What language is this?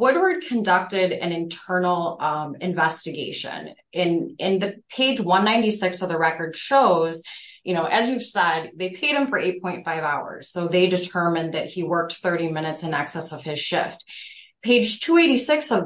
English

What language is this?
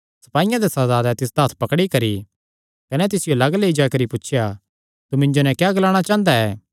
Kangri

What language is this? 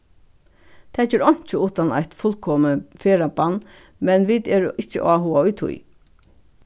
Faroese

